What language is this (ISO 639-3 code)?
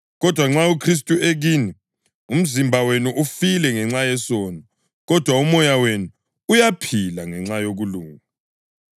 nde